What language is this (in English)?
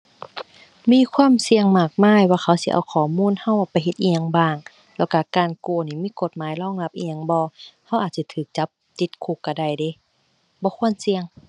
Thai